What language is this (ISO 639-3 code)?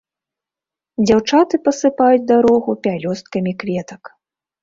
bel